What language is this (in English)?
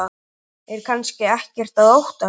Icelandic